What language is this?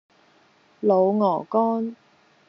Cantonese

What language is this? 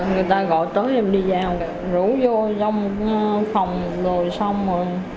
Vietnamese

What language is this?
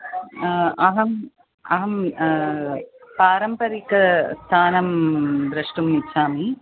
Sanskrit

